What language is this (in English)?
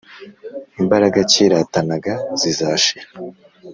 Kinyarwanda